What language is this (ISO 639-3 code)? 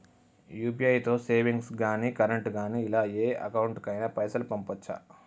tel